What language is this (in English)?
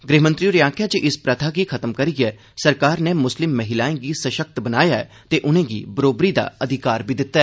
Dogri